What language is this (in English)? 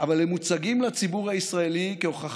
Hebrew